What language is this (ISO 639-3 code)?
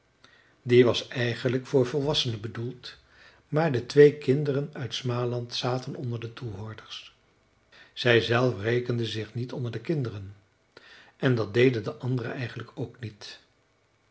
nld